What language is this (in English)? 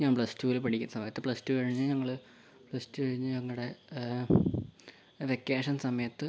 Malayalam